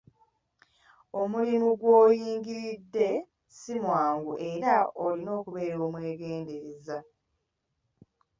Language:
Ganda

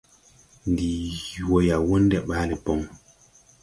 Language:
Tupuri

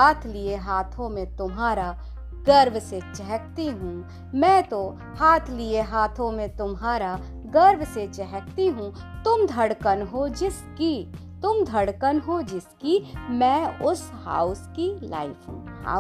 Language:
Hindi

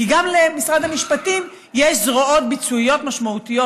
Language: Hebrew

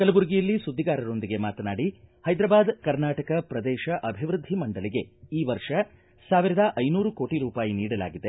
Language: Kannada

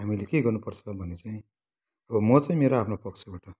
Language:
Nepali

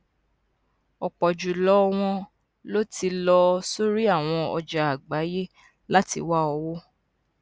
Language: Yoruba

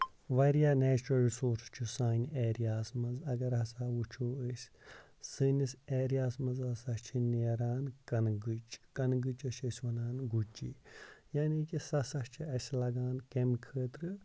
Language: Kashmiri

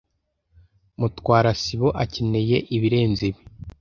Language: Kinyarwanda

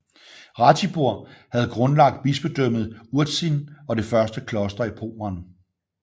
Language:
Danish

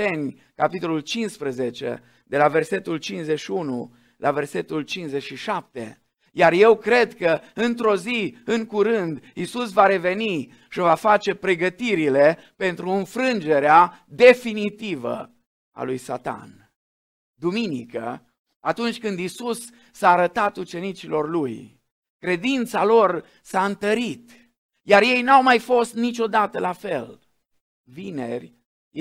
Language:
Romanian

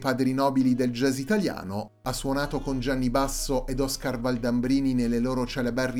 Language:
Italian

